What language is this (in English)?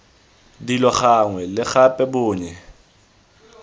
Tswana